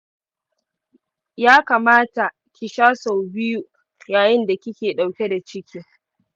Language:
Hausa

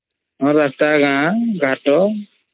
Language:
Odia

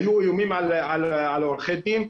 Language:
Hebrew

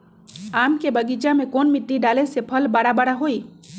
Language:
Magahi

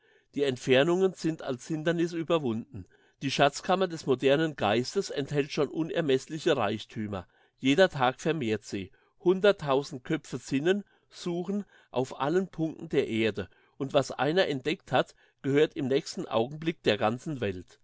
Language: German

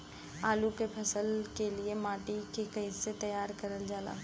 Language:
Bhojpuri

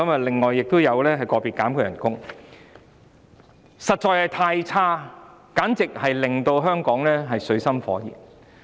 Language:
Cantonese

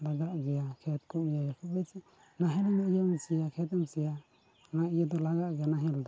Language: Santali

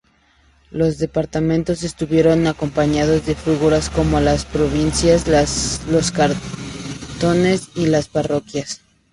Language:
Spanish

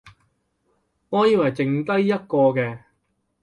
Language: Cantonese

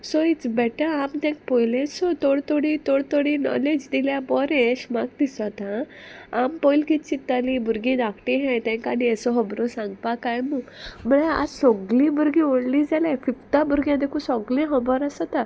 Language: Konkani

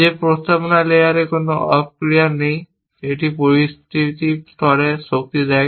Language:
Bangla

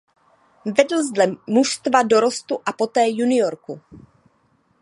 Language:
Czech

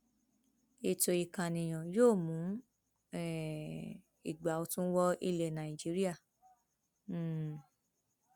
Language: Yoruba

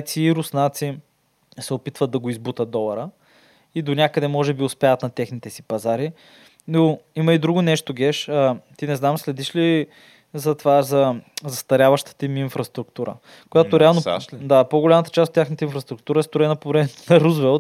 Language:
Bulgarian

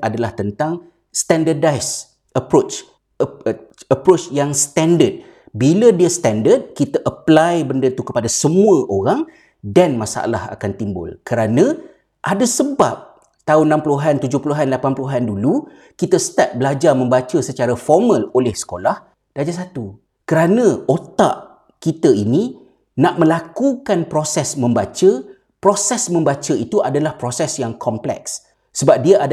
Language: Malay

